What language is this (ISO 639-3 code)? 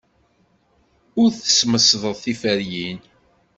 kab